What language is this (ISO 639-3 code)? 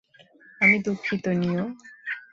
ben